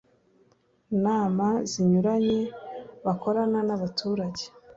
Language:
Kinyarwanda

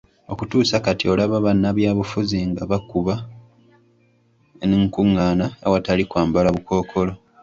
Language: Ganda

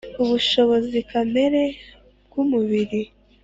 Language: Kinyarwanda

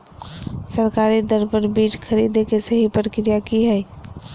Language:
Magahi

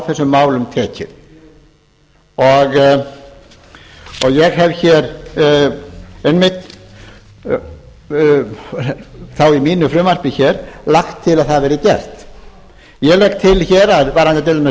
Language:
Icelandic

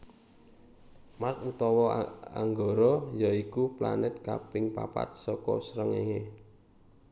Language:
Javanese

